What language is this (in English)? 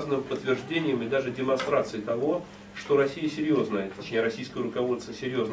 Russian